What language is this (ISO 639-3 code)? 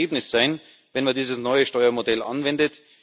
deu